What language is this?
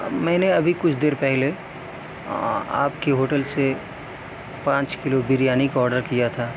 Urdu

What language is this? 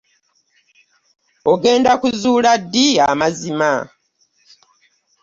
Ganda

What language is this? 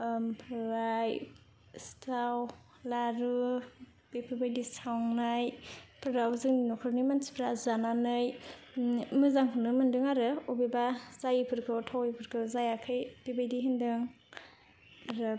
Bodo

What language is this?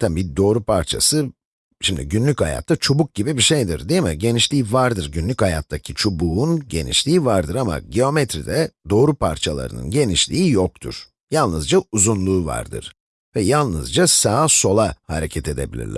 Turkish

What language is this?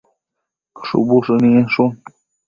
Matsés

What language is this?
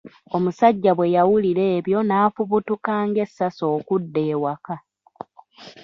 Ganda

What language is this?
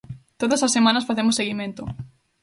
Galician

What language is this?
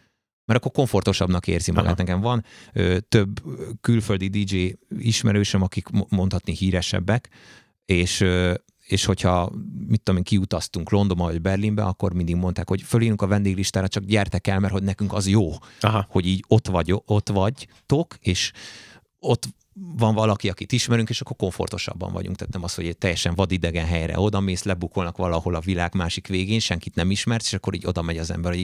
Hungarian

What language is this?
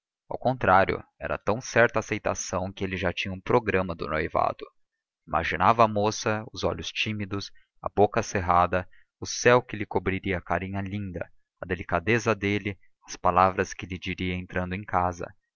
Portuguese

